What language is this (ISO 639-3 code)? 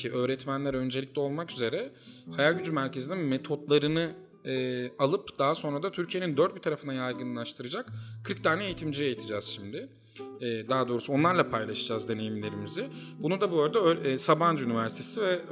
tur